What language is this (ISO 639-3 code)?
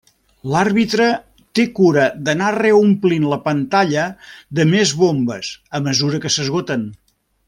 cat